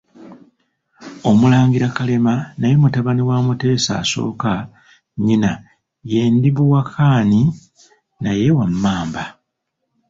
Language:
Ganda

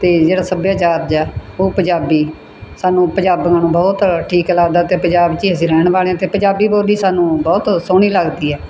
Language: Punjabi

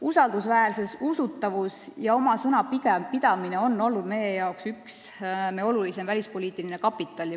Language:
Estonian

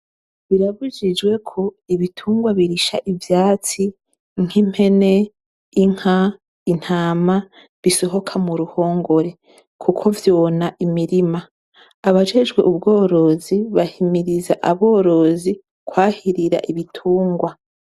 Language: Rundi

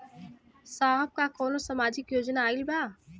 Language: Bhojpuri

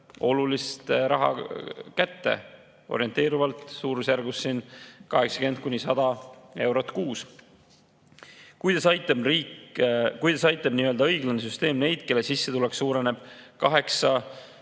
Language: Estonian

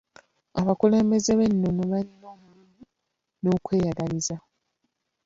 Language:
Ganda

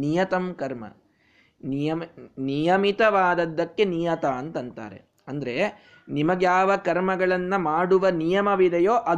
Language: Kannada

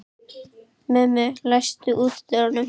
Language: Icelandic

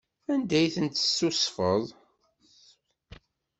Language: Kabyle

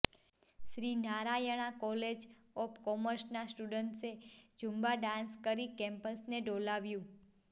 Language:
Gujarati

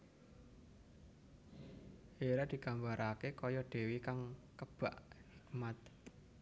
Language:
Javanese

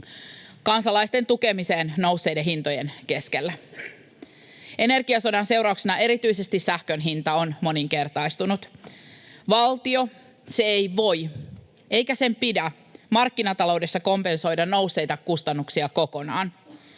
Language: Finnish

